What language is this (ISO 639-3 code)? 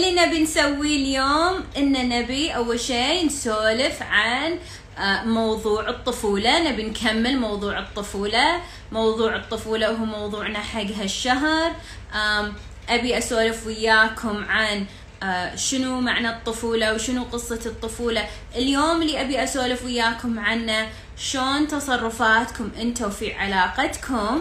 ara